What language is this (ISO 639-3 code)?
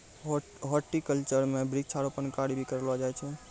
mai